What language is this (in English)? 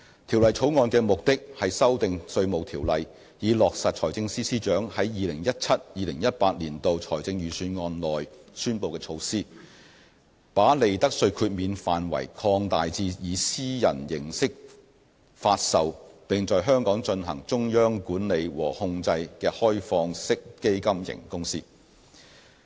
Cantonese